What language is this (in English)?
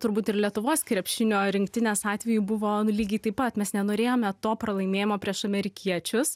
Lithuanian